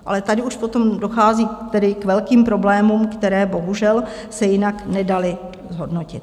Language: Czech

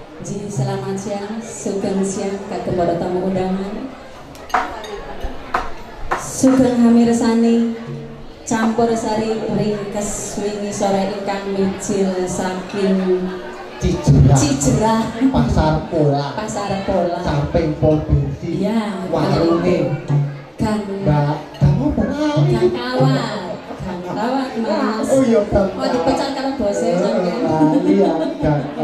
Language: Indonesian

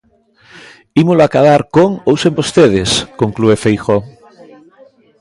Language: Galician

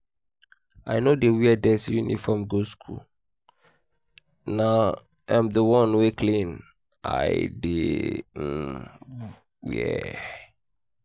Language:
Nigerian Pidgin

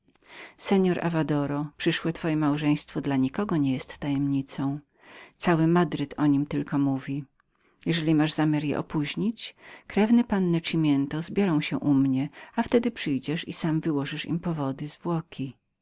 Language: Polish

